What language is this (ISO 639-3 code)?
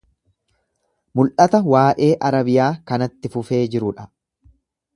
orm